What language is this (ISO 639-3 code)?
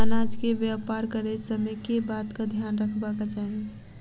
mai